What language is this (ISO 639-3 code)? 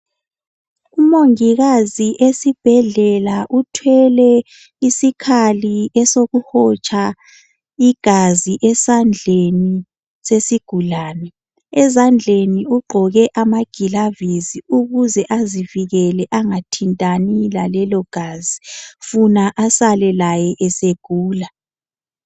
nde